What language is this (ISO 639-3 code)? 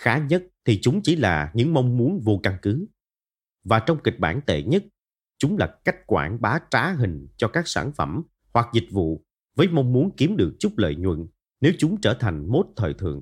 vie